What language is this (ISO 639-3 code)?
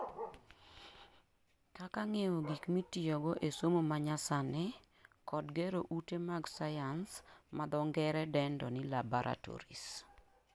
luo